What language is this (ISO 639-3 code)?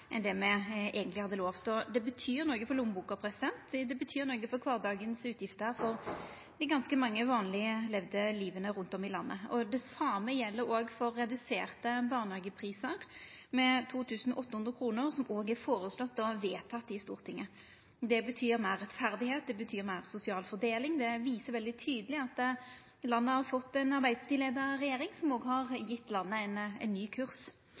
nno